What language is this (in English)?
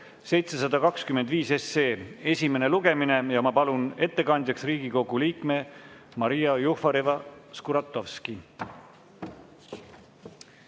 Estonian